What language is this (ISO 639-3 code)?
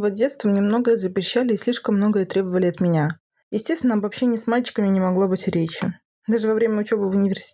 rus